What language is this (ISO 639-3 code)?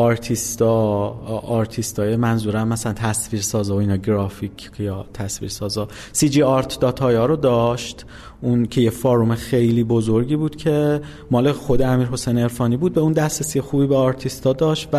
fas